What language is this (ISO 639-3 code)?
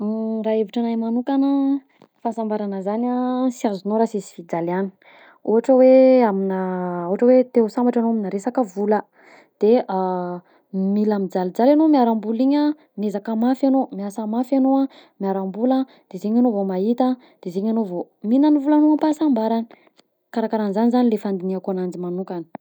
bzc